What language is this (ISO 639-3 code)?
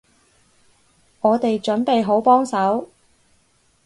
yue